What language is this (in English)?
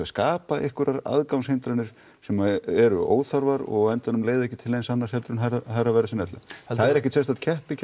Icelandic